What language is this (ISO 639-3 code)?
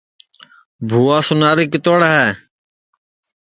ssi